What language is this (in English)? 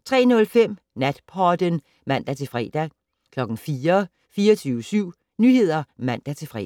Danish